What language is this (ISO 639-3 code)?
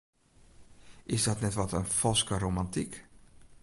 fry